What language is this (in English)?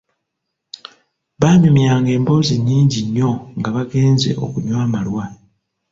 Ganda